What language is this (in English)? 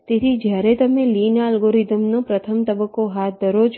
Gujarati